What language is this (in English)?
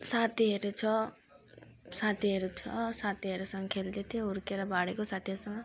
Nepali